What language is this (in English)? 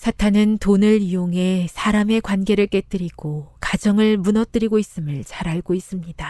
Korean